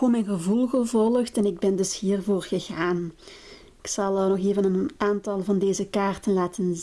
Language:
Dutch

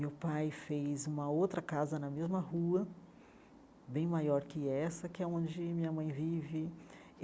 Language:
Portuguese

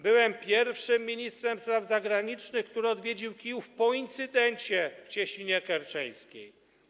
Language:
Polish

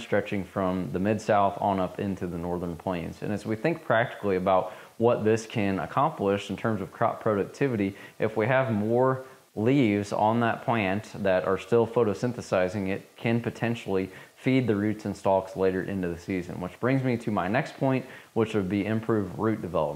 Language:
English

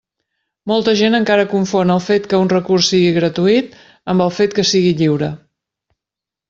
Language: Catalan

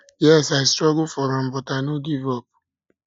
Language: Nigerian Pidgin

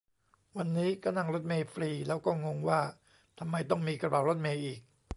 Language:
Thai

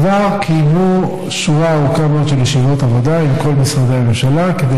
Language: Hebrew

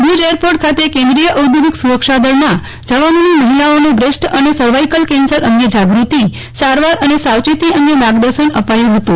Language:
Gujarati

